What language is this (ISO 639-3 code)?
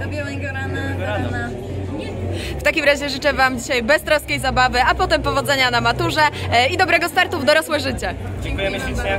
pol